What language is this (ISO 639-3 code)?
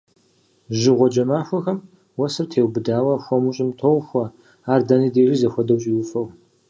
kbd